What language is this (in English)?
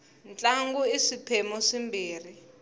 Tsonga